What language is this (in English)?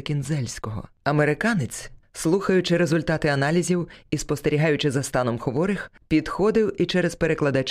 Ukrainian